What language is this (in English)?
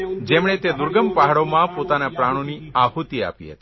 Gujarati